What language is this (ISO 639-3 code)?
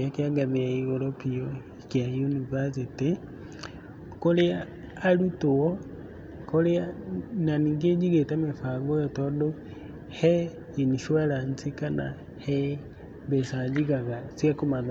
kik